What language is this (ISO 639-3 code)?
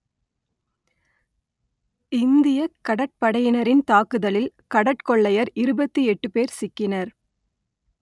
tam